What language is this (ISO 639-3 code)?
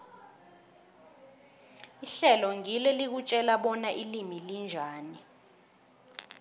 nbl